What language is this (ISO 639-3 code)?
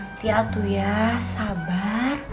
ind